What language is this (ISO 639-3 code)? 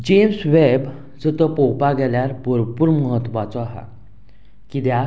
kok